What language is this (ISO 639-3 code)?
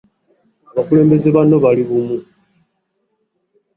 lug